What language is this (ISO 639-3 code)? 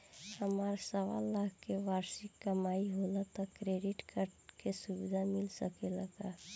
bho